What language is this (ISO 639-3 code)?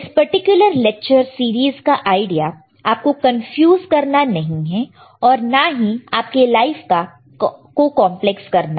hin